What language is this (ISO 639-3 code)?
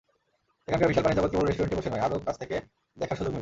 ben